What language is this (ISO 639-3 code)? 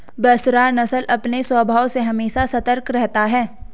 hin